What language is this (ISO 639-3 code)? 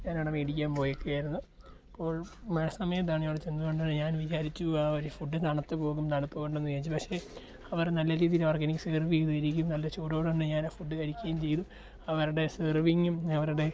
mal